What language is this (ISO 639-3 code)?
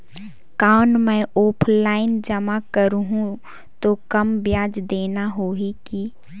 hne